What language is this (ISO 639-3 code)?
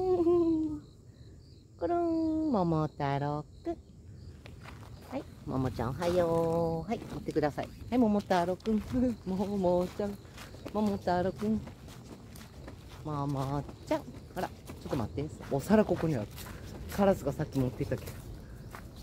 jpn